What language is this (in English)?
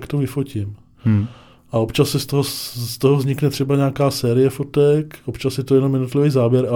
Czech